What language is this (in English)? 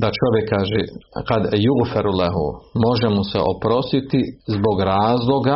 Croatian